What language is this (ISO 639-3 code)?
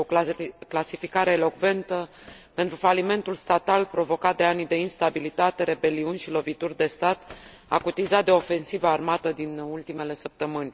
ron